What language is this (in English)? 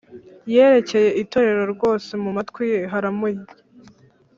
Kinyarwanda